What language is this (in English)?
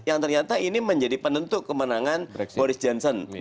Indonesian